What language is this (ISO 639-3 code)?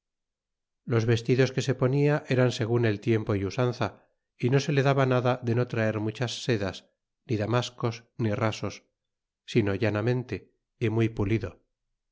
spa